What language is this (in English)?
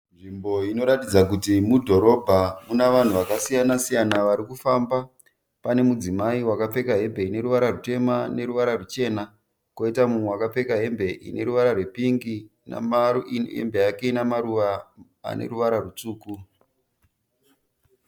Shona